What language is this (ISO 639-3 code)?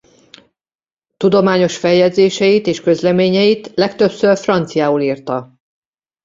hun